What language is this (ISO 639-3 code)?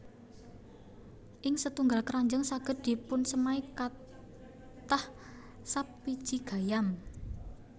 jav